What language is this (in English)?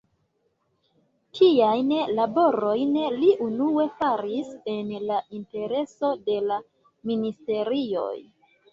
Esperanto